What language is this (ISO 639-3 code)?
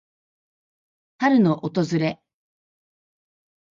jpn